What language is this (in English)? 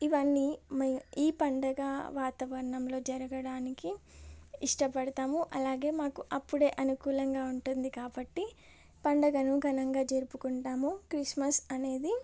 Telugu